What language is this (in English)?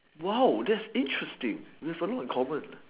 English